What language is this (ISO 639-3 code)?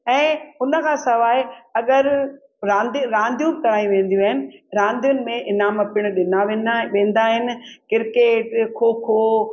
snd